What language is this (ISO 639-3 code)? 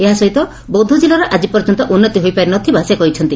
ori